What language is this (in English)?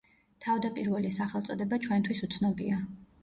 Georgian